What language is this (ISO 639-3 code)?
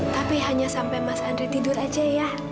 ind